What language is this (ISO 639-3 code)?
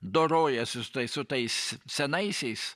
lit